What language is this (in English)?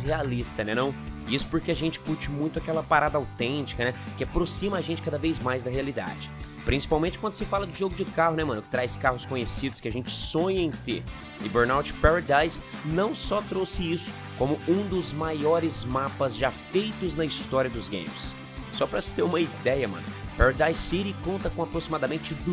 Portuguese